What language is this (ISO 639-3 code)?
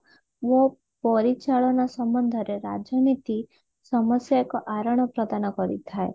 ori